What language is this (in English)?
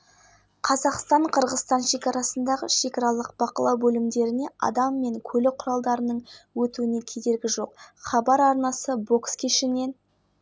Kazakh